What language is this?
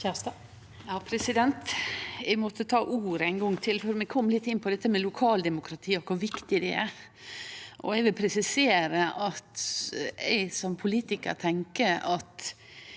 Norwegian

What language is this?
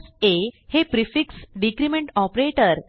Marathi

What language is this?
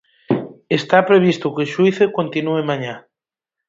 Galician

